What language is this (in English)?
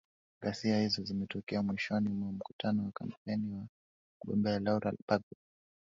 Swahili